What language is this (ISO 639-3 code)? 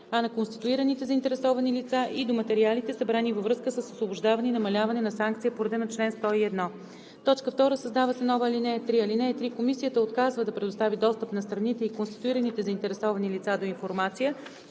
bul